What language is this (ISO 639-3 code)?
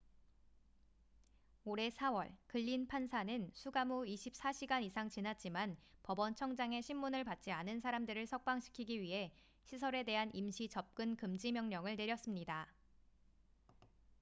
kor